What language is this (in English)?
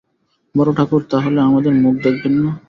Bangla